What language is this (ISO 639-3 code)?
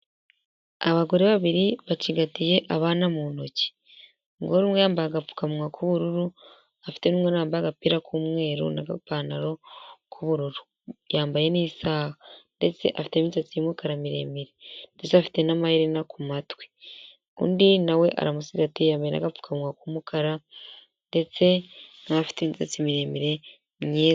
kin